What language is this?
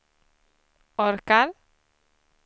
Swedish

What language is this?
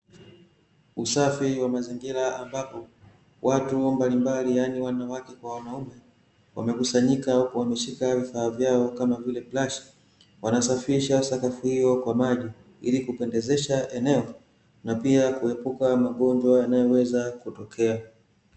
Swahili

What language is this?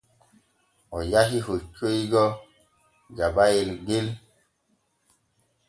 Borgu Fulfulde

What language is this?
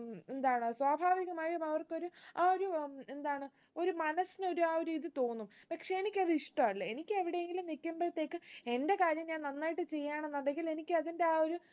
Malayalam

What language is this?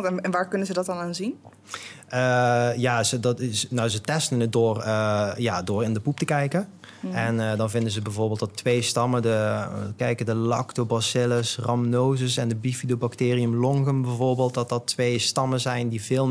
Dutch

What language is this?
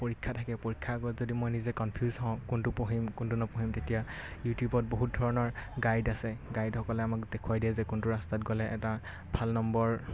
Assamese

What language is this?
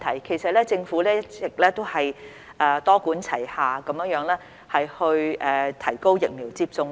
Cantonese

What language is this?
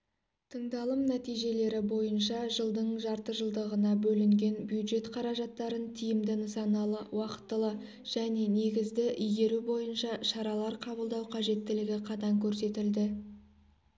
Kazakh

